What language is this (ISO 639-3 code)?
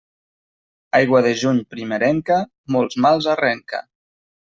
cat